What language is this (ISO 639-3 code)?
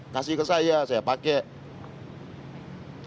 ind